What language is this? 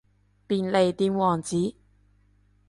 Cantonese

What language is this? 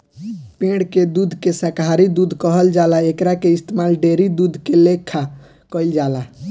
Bhojpuri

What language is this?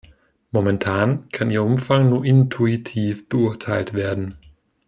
German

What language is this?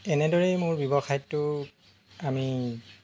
Assamese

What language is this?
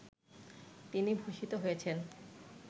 Bangla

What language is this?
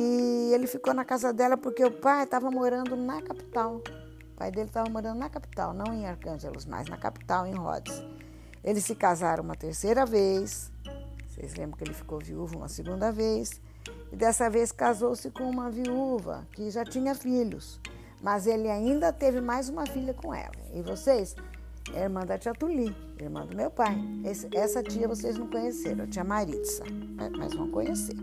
Portuguese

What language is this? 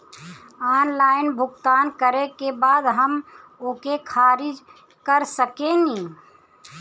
Bhojpuri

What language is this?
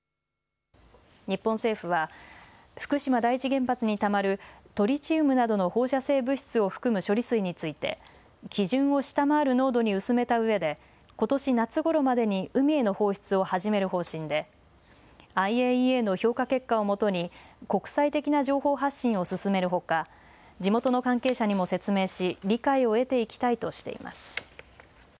Japanese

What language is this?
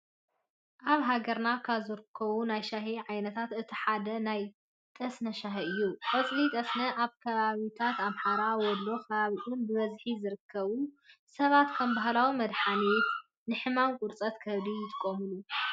Tigrinya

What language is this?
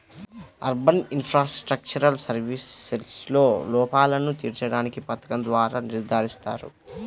Telugu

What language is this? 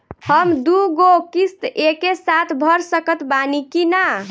Bhojpuri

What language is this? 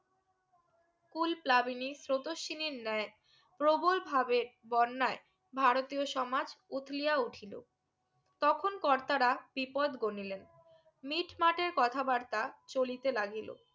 Bangla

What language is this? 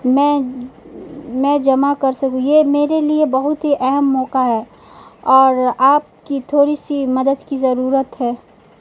Urdu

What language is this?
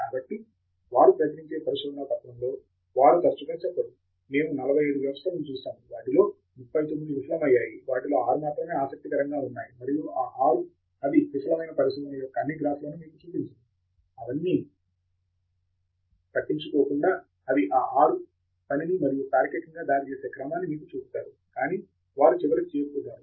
Telugu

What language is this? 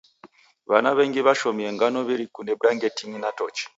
Taita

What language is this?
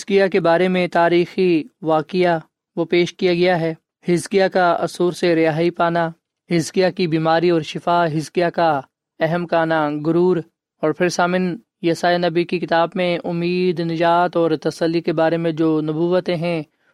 Urdu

